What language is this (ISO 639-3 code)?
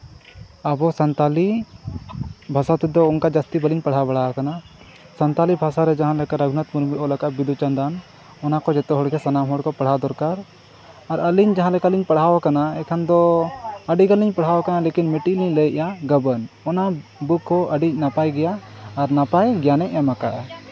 sat